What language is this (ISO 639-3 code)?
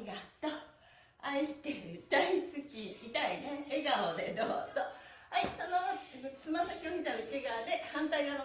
jpn